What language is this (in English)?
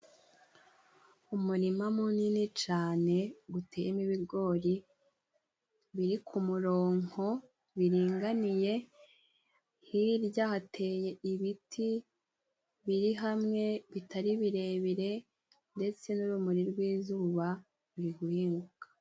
Kinyarwanda